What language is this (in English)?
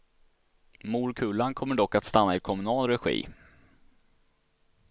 Swedish